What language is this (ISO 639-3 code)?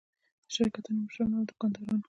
pus